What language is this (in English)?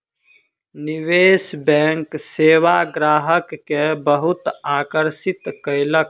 Maithili